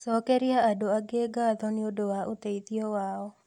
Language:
Kikuyu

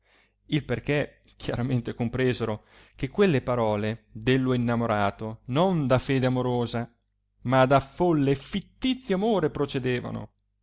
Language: Italian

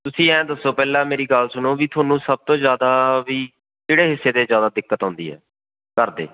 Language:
Punjabi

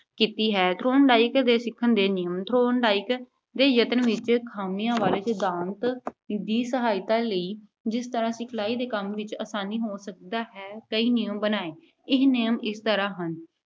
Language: Punjabi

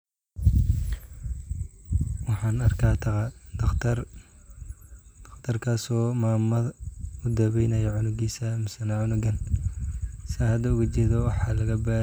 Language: Somali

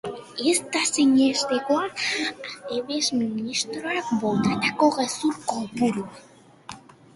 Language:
Basque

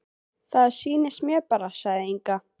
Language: Icelandic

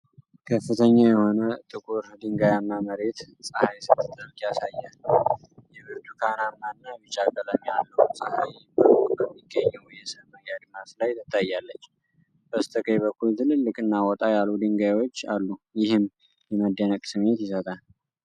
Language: Amharic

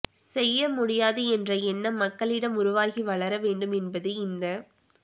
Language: Tamil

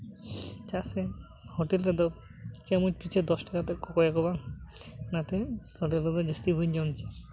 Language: Santali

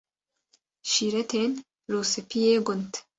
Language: Kurdish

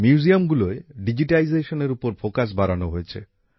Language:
Bangla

